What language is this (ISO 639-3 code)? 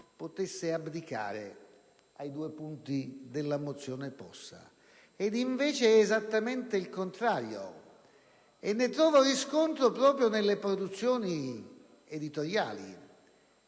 ita